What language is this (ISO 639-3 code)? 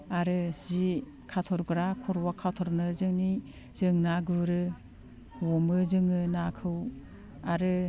brx